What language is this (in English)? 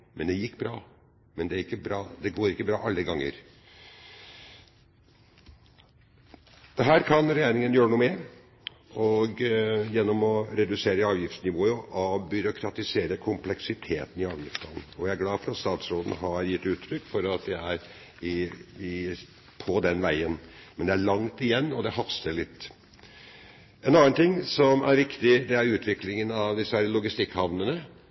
Norwegian Bokmål